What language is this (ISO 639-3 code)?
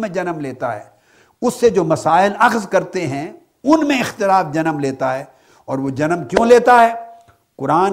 urd